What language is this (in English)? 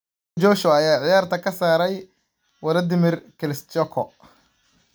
Somali